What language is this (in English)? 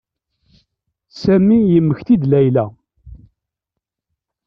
Kabyle